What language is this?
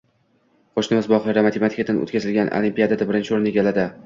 Uzbek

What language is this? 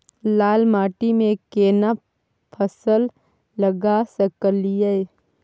Maithili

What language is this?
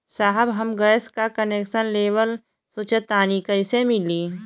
Bhojpuri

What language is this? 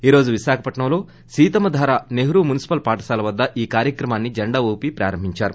Telugu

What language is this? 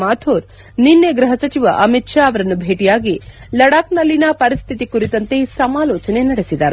Kannada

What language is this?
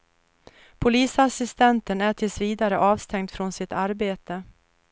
Swedish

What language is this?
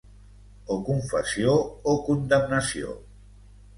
Catalan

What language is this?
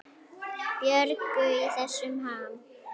Icelandic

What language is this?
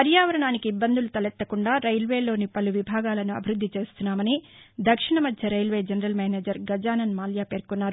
Telugu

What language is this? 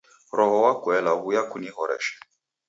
Taita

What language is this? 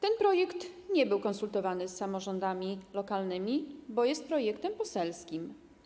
Polish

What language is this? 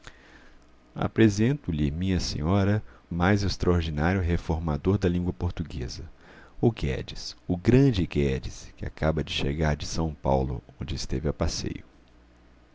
Portuguese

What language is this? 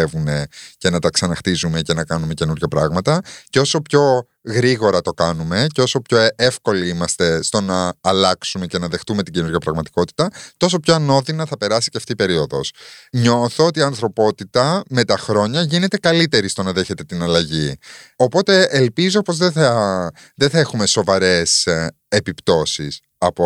Greek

